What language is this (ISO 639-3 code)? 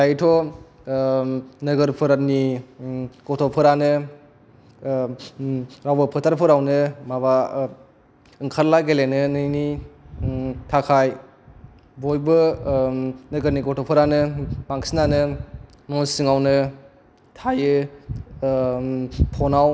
brx